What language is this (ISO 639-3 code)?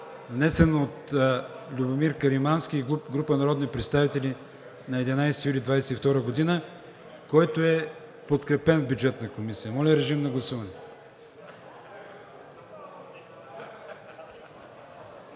bul